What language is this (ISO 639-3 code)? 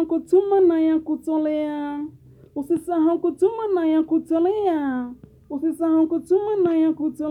swa